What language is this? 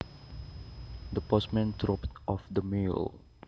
Javanese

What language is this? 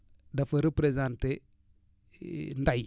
Wolof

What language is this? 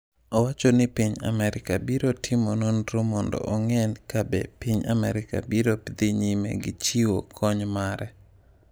Luo (Kenya and Tanzania)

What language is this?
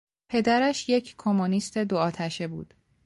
Persian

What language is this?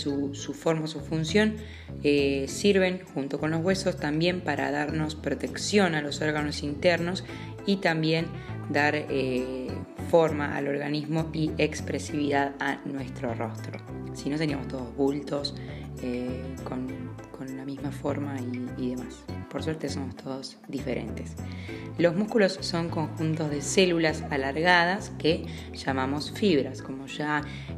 Spanish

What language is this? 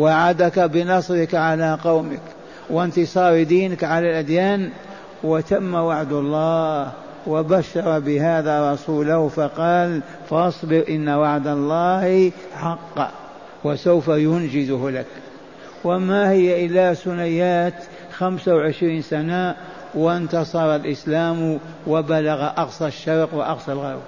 Arabic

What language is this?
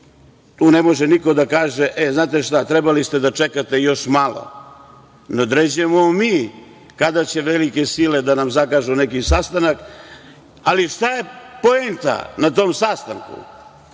Serbian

